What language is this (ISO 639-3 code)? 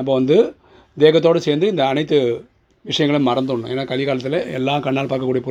tam